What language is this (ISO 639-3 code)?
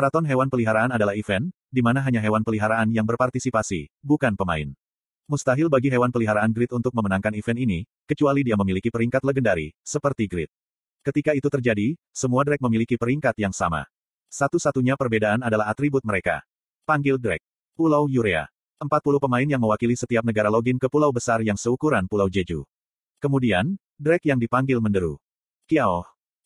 ind